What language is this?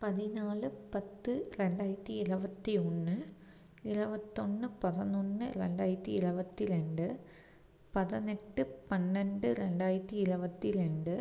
Tamil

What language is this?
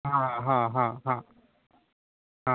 Marathi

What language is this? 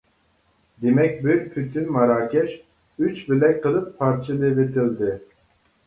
Uyghur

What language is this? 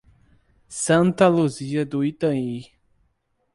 Portuguese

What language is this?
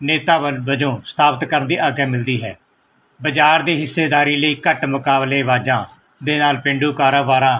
Punjabi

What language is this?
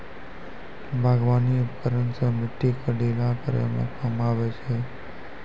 Maithili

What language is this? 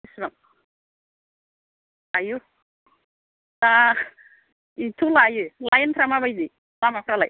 Bodo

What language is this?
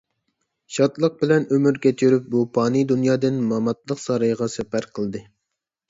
Uyghur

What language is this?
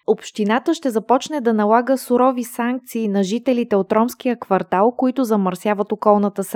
Bulgarian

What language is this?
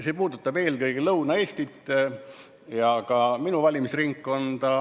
Estonian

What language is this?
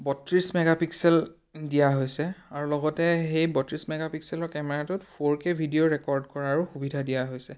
Assamese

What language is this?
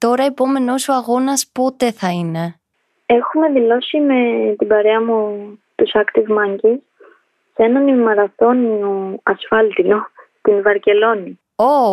Greek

